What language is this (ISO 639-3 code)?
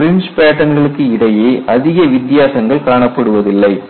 tam